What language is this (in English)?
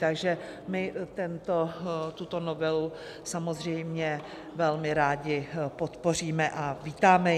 Czech